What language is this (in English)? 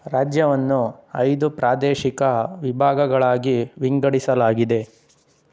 Kannada